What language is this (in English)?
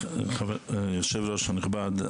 Hebrew